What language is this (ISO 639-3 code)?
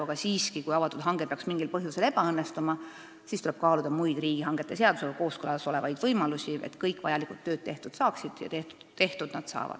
est